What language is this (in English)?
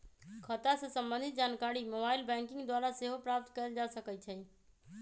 Magahi